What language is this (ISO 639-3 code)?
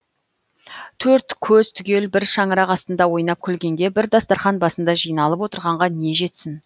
kaz